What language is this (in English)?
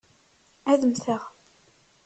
Kabyle